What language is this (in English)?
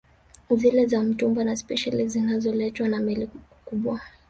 Swahili